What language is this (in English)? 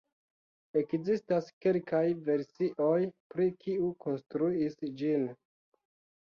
Esperanto